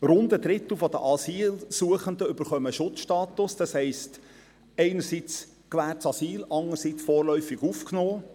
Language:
Swiss German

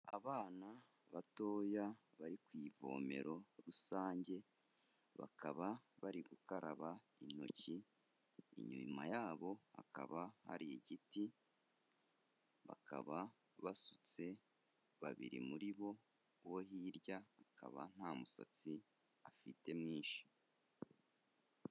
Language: Kinyarwanda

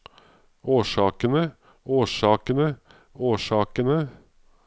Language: Norwegian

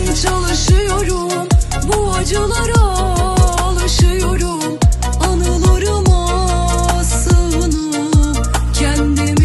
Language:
Turkish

